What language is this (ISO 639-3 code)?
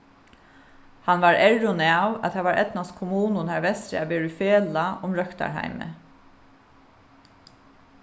fao